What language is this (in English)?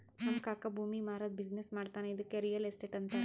Kannada